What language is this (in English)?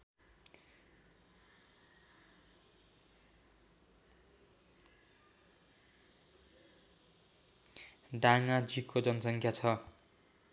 Nepali